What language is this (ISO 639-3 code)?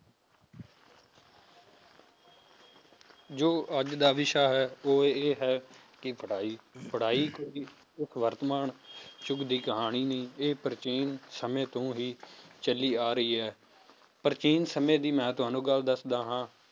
pan